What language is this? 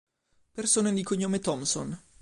Italian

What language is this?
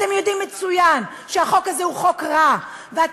Hebrew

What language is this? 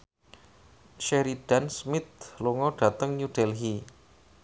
Javanese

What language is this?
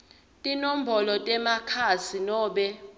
Swati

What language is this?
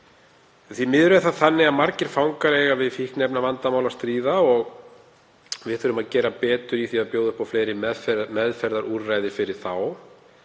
Icelandic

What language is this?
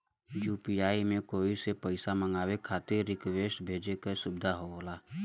Bhojpuri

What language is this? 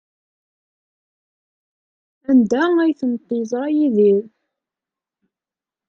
Kabyle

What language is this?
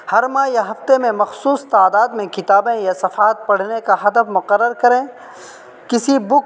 Urdu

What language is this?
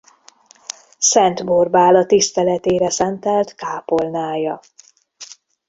Hungarian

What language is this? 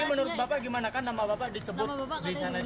Indonesian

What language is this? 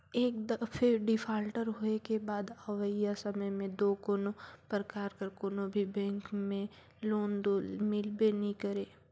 Chhattisgarhi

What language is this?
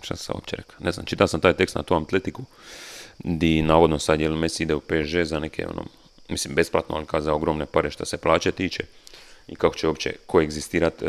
Croatian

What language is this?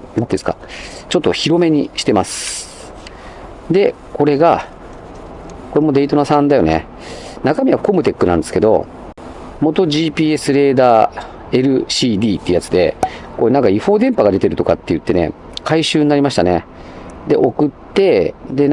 Japanese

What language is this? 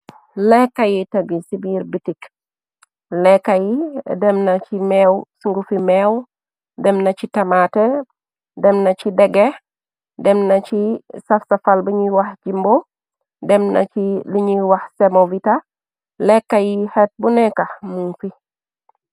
Wolof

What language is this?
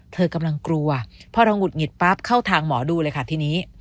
Thai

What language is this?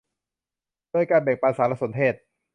Thai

